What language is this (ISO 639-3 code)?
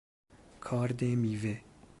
fas